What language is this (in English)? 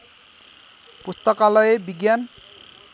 Nepali